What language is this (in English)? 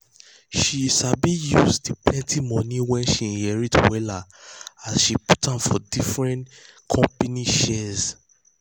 Nigerian Pidgin